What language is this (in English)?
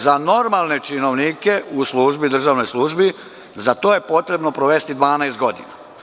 Serbian